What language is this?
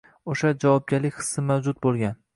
Uzbek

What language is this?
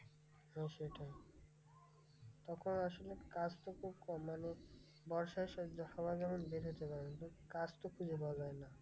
Bangla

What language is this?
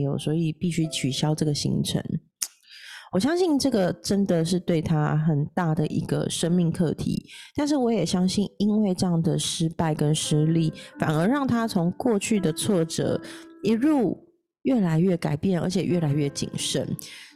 Chinese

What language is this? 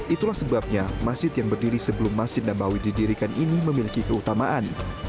Indonesian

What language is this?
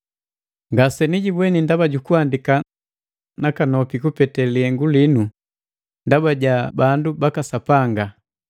Matengo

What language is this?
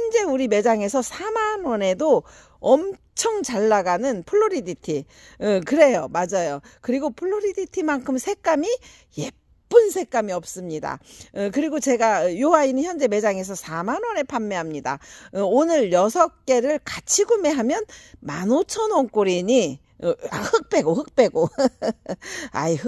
Korean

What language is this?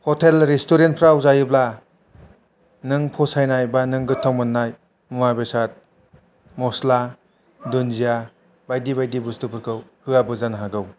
Bodo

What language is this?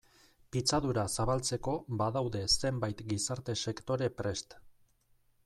Basque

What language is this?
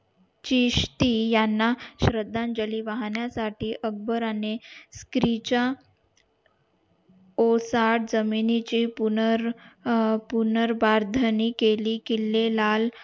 Marathi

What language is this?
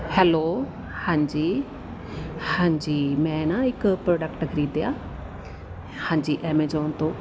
Punjabi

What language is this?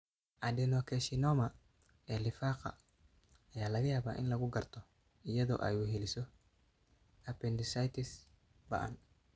Somali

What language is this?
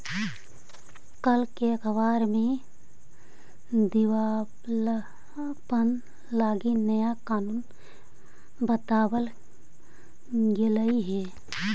Magahi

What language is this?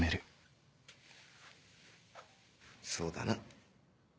Japanese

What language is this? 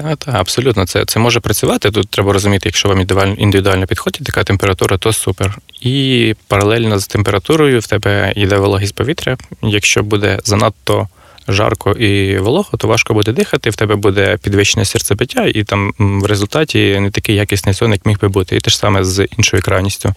Ukrainian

